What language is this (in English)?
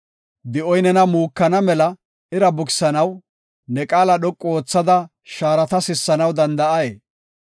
Gofa